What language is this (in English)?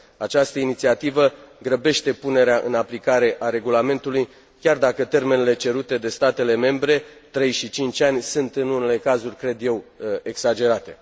Romanian